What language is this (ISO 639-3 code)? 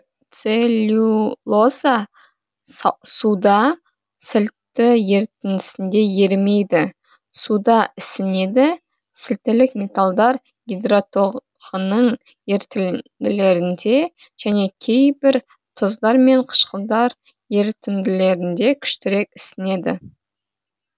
kaz